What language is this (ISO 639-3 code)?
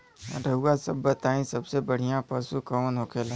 bho